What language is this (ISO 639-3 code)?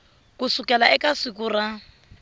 tso